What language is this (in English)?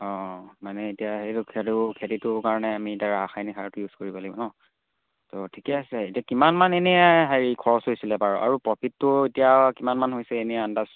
Assamese